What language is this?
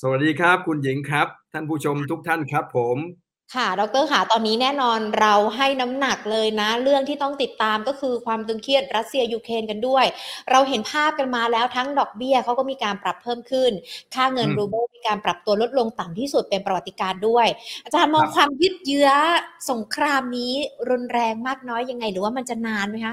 Thai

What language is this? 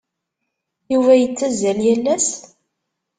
Kabyle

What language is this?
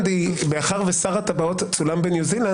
Hebrew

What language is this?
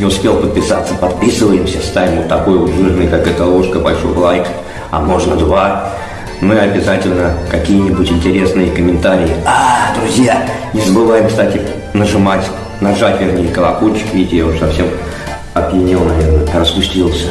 Russian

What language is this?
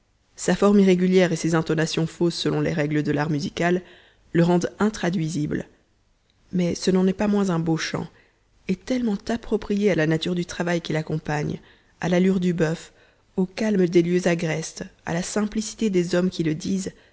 French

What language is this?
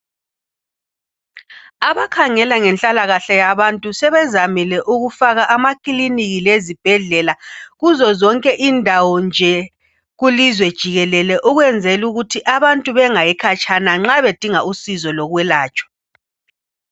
North Ndebele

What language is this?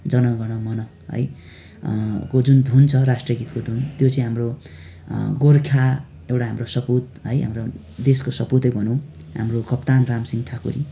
Nepali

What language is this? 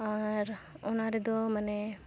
Santali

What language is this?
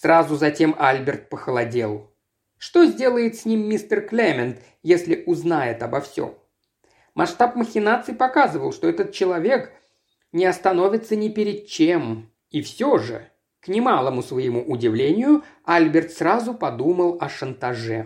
Russian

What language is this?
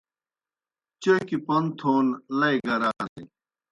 Kohistani Shina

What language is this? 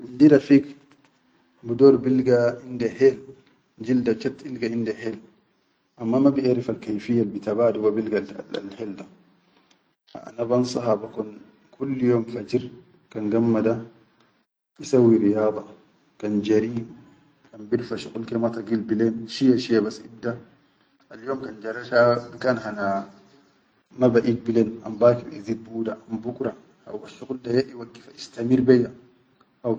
Chadian Arabic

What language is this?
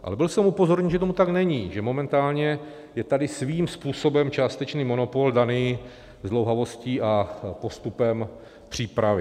Czech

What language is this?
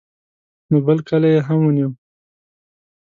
Pashto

